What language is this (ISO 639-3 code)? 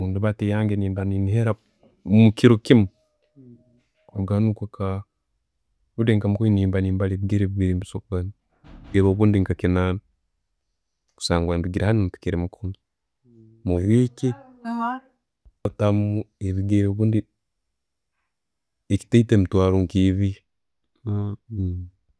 ttj